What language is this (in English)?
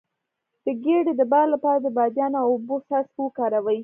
Pashto